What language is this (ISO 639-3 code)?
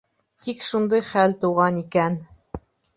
bak